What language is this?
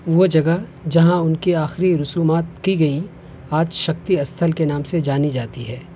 Urdu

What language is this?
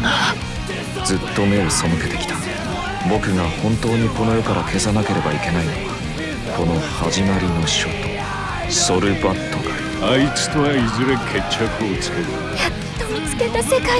Japanese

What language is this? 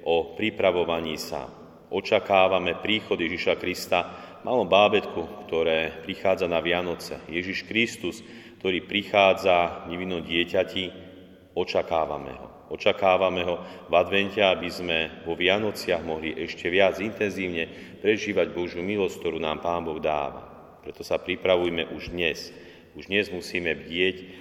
Slovak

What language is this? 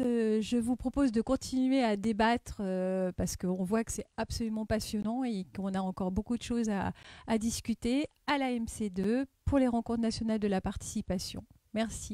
French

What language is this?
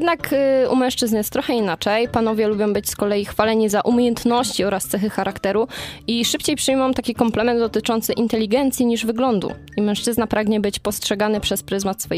Polish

